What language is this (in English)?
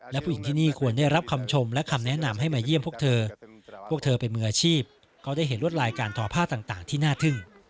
Thai